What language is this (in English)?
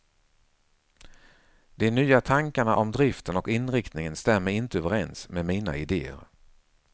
Swedish